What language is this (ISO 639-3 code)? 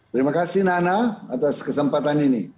ind